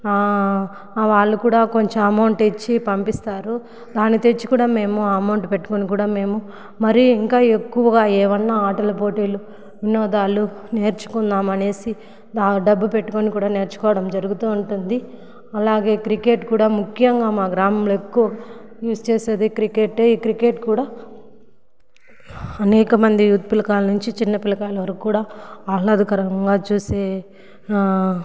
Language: Telugu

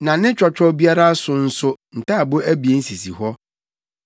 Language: Akan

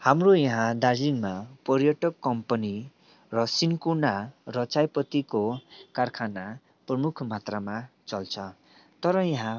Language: Nepali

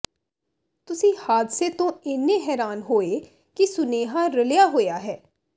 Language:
Punjabi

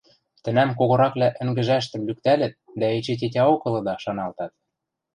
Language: Western Mari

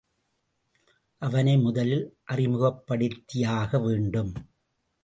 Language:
Tamil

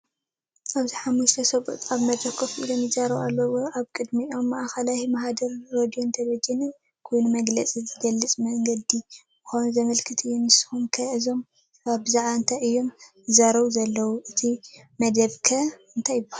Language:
Tigrinya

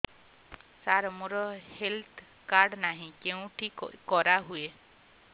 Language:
Odia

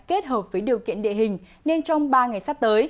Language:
Vietnamese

